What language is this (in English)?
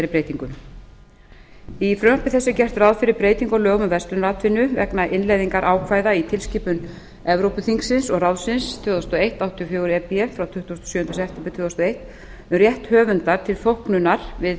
Icelandic